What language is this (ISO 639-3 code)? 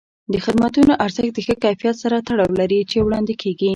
pus